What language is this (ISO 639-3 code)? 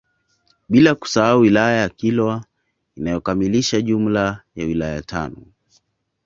swa